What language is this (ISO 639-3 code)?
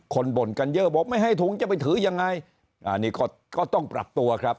tha